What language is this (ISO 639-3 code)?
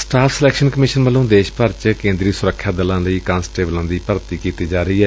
pan